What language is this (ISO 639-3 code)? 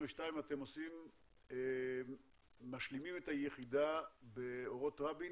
heb